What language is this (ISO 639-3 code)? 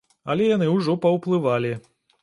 bel